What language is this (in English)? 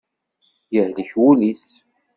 Kabyle